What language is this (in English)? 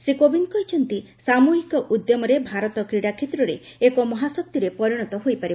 Odia